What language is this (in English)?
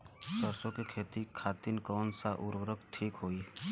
Bhojpuri